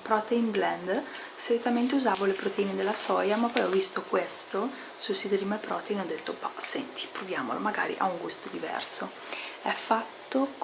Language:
Italian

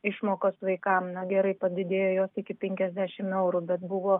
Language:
Lithuanian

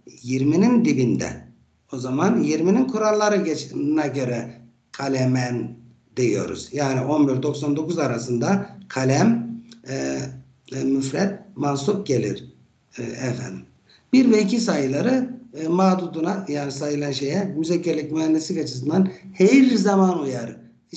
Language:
Turkish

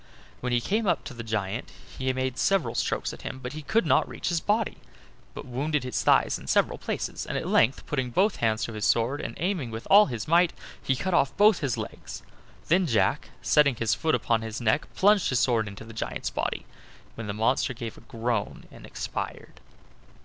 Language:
English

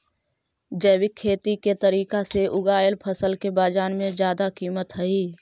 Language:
Magahi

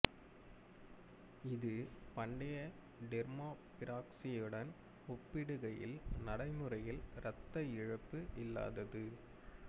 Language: Tamil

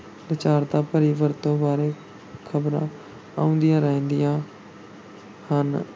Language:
Punjabi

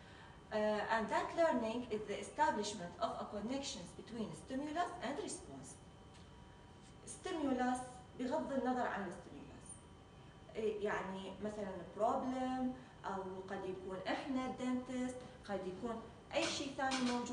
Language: Arabic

